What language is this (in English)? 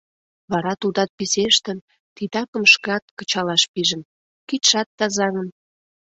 Mari